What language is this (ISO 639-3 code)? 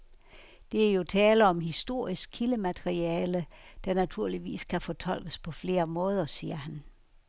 dan